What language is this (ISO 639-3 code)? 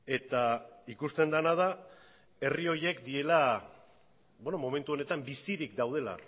eus